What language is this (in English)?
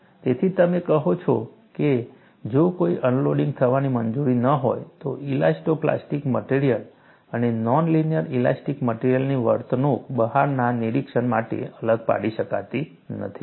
Gujarati